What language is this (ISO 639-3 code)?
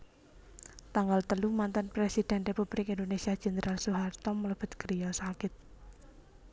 jav